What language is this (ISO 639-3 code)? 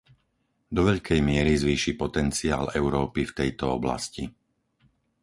slk